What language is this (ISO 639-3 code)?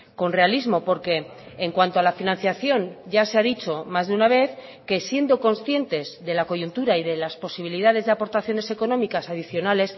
spa